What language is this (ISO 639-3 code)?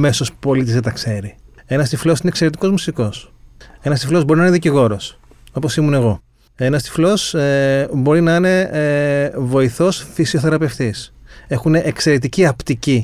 ell